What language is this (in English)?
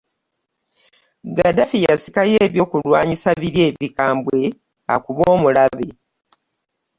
Ganda